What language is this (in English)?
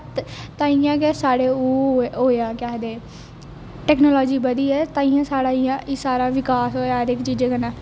Dogri